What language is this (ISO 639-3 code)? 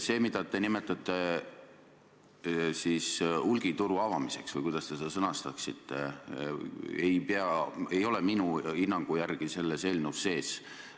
est